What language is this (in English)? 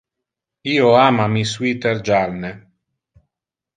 Interlingua